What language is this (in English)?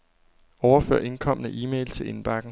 Danish